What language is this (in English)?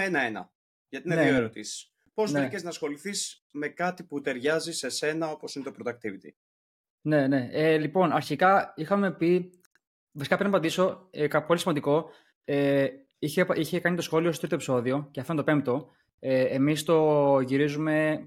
Greek